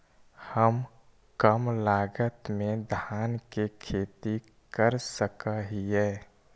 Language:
Magahi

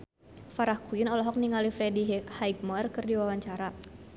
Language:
Sundanese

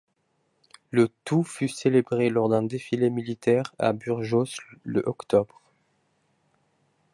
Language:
French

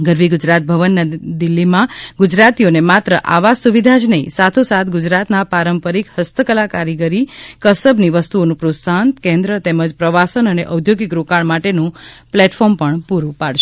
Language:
Gujarati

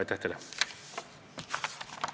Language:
Estonian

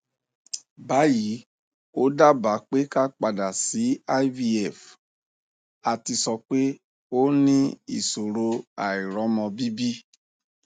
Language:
Yoruba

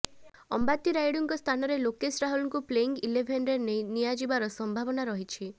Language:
Odia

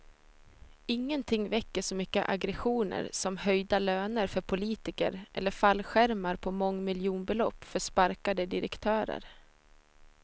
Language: Swedish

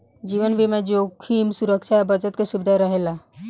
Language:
Bhojpuri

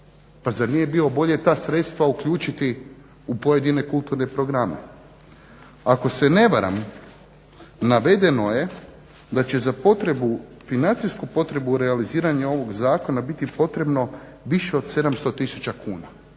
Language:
Croatian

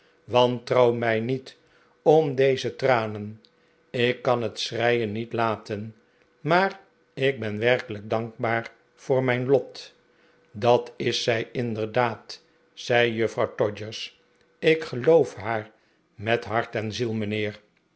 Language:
Dutch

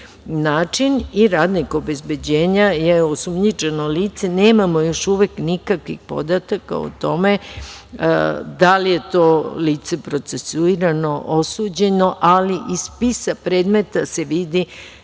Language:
Serbian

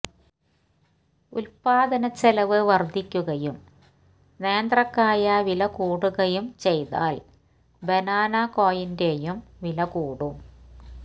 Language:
Malayalam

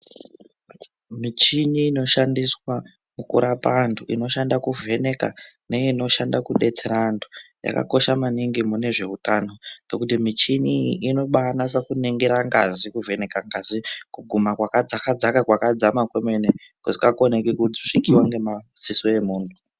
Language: Ndau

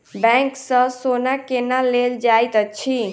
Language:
Maithili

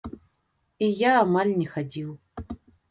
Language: Belarusian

